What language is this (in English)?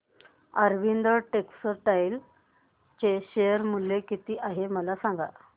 Marathi